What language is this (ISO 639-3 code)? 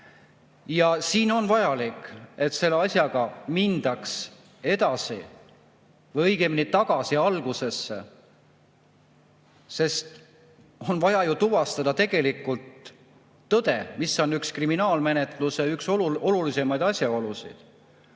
est